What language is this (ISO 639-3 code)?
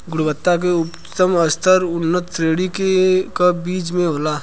bho